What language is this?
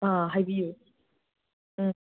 Manipuri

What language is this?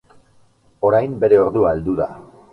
Basque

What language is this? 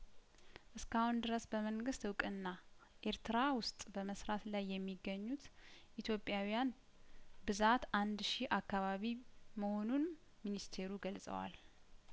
Amharic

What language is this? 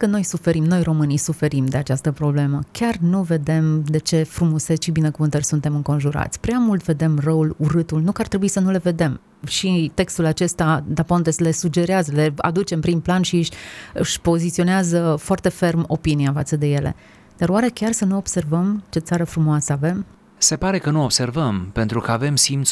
Romanian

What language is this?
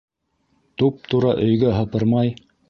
Bashkir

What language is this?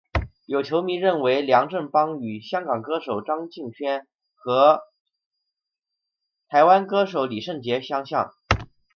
Chinese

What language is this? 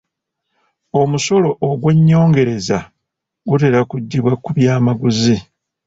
Ganda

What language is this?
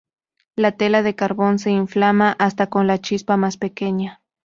Spanish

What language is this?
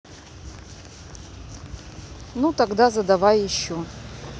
Russian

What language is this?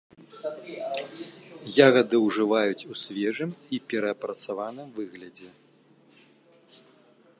Belarusian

